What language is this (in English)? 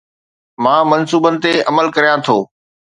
Sindhi